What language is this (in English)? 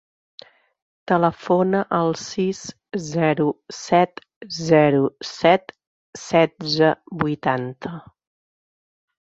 Catalan